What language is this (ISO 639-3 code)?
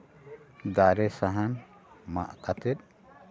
sat